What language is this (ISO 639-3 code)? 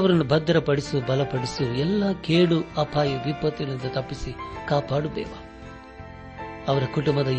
kan